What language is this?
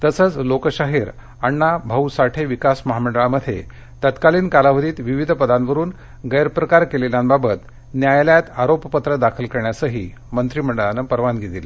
Marathi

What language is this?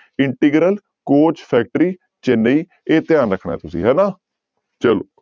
Punjabi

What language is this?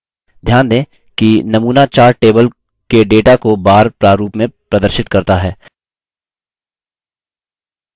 Hindi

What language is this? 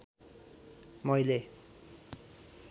Nepali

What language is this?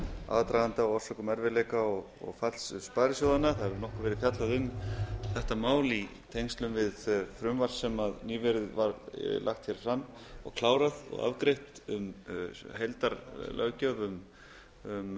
Icelandic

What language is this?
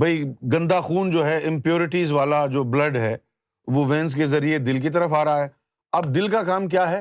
Urdu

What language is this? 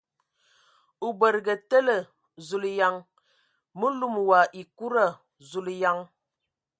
Ewondo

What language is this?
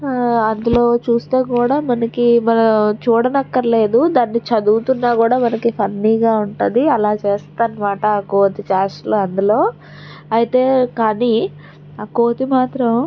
Telugu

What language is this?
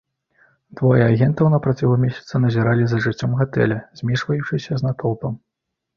Belarusian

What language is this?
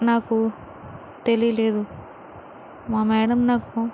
Telugu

